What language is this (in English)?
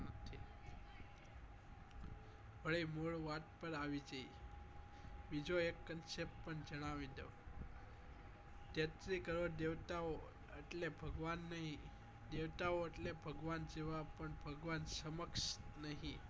Gujarati